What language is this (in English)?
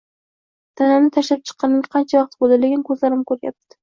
Uzbek